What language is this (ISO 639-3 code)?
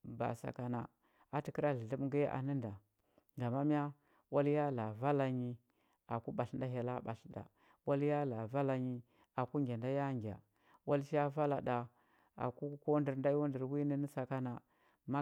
hbb